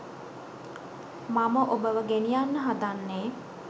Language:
Sinhala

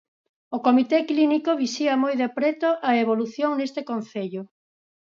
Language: Galician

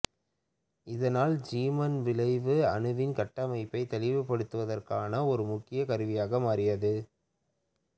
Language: Tamil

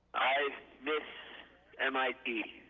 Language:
English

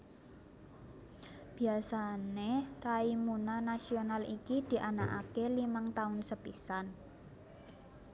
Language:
Javanese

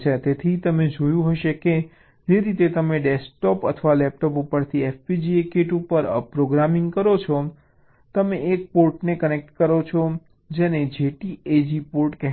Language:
Gujarati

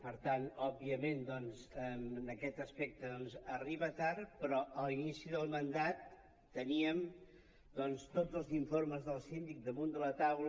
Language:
Catalan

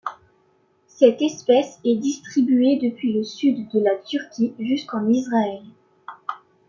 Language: French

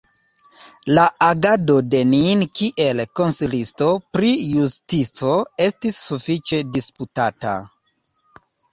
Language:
Esperanto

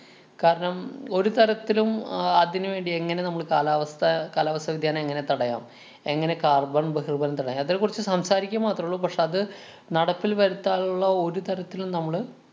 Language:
Malayalam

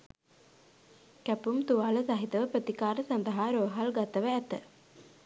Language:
Sinhala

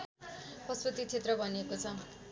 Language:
Nepali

